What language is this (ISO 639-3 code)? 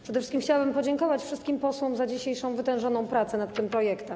pol